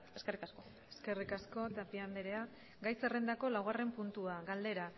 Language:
Basque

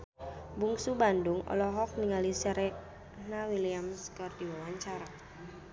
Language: Sundanese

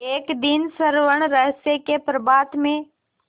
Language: Hindi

